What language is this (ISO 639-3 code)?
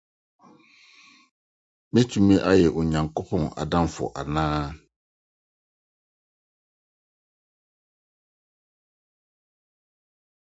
aka